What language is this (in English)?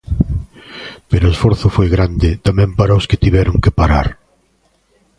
Galician